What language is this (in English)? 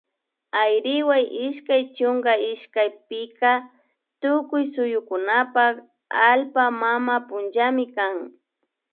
Imbabura Highland Quichua